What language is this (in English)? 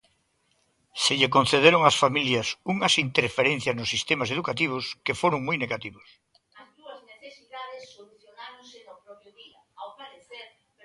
Galician